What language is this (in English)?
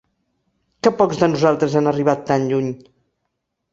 Catalan